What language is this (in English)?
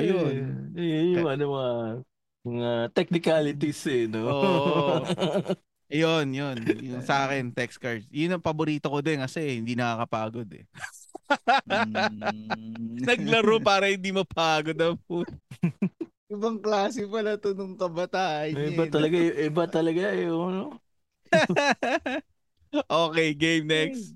Filipino